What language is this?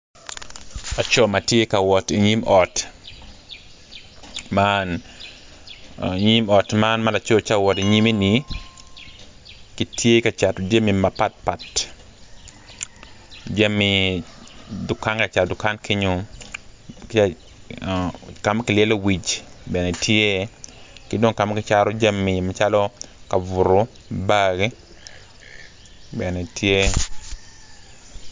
Acoli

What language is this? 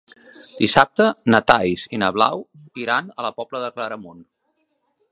Catalan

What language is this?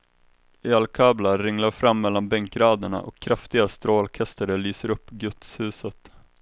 Swedish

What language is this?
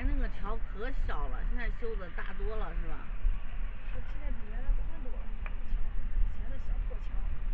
Chinese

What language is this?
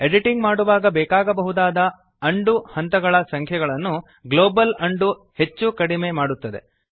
Kannada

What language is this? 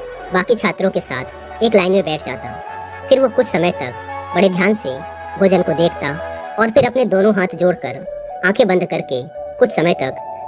Hindi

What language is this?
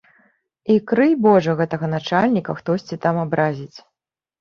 Belarusian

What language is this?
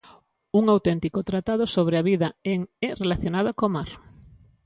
Galician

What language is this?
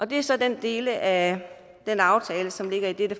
Danish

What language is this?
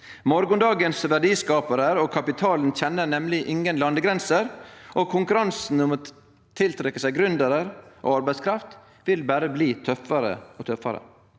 Norwegian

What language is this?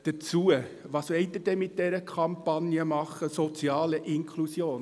Swiss German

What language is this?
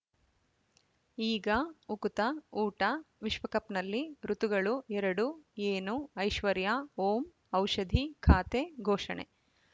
Kannada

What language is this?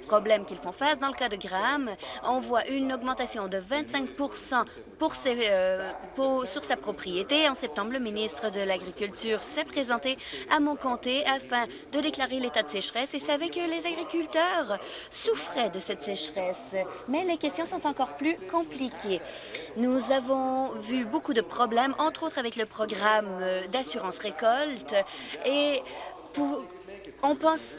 French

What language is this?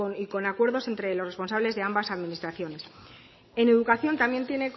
Spanish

